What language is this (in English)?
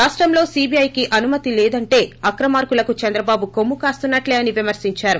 Telugu